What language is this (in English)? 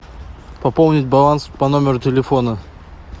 Russian